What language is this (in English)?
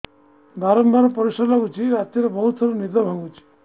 Odia